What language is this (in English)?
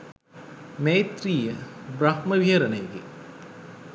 Sinhala